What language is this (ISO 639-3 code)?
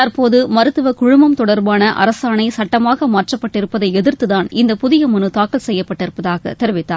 tam